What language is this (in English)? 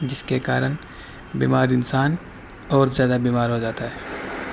Urdu